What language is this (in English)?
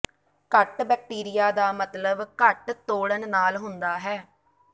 Punjabi